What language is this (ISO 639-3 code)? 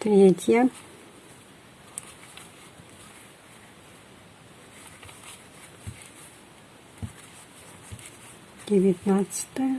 rus